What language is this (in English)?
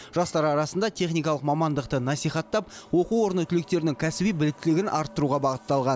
Kazakh